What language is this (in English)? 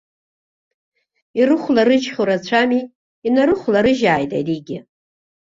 Abkhazian